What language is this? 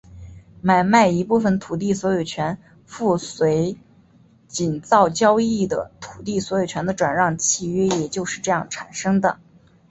Chinese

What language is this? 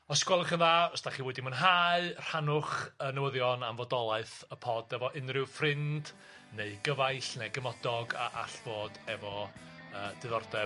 Welsh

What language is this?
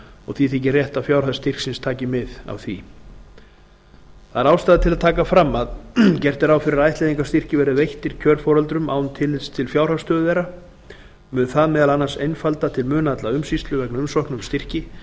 Icelandic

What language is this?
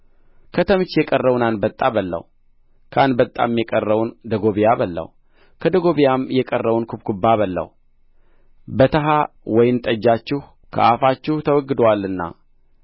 Amharic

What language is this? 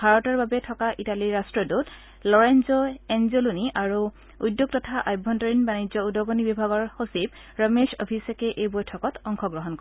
Assamese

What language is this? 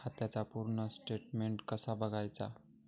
Marathi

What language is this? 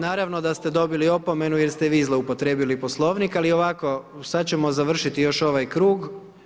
Croatian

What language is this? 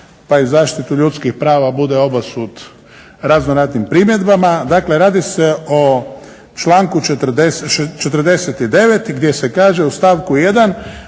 Croatian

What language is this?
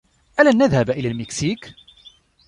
Arabic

